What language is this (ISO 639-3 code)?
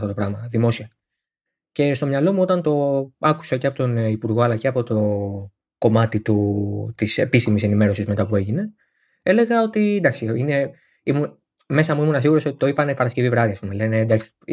ell